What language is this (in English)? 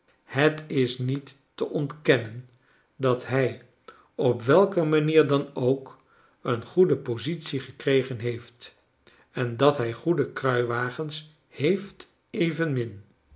Dutch